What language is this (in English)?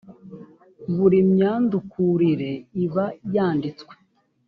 Kinyarwanda